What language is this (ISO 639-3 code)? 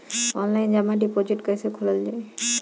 bho